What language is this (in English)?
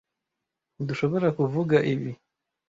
Kinyarwanda